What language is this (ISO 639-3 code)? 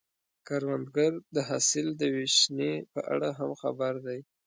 pus